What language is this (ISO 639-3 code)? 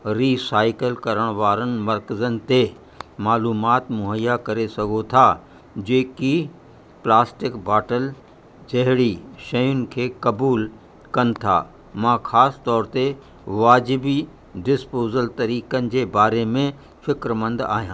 snd